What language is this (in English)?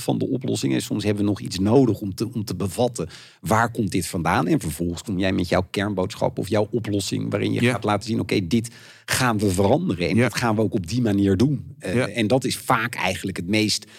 Dutch